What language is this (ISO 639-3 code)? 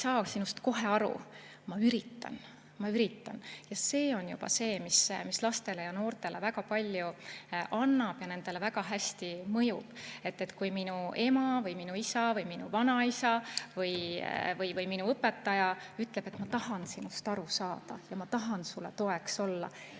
est